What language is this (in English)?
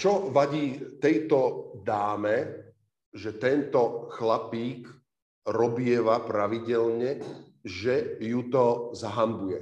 Slovak